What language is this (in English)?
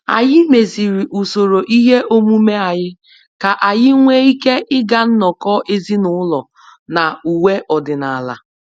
Igbo